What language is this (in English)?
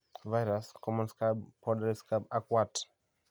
Kalenjin